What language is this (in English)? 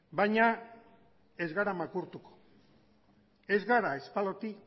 Basque